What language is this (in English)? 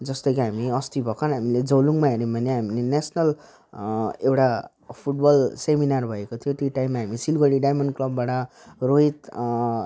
Nepali